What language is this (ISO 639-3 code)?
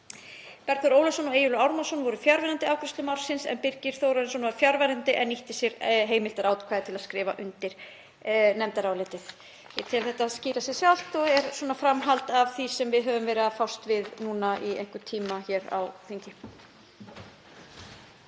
isl